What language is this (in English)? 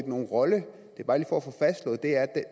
Danish